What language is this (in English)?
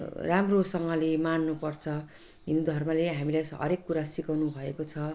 Nepali